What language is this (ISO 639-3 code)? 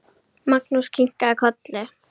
isl